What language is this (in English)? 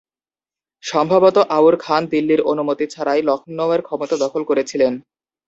Bangla